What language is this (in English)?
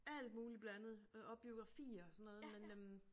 Danish